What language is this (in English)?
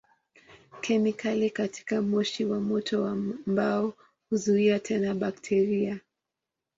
Swahili